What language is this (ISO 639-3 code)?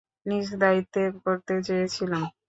ben